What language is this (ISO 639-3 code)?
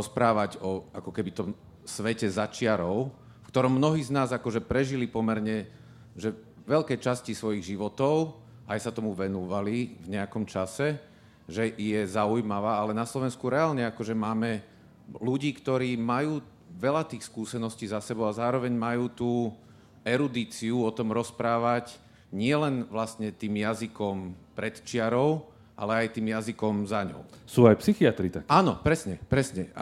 slk